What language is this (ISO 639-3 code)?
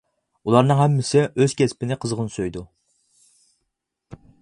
uig